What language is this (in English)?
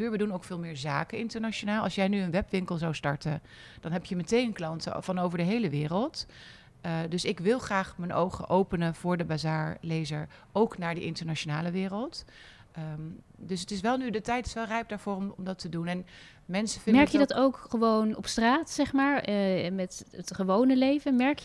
Dutch